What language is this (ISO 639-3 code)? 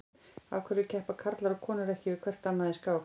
isl